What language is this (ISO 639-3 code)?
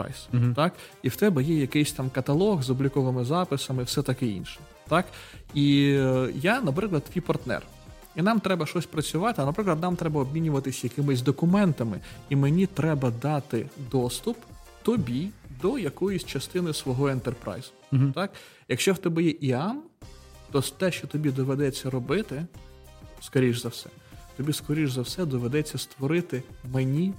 ukr